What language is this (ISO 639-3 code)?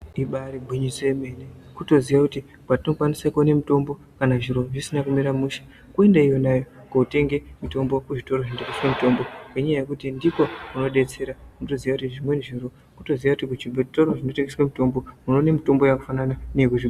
ndc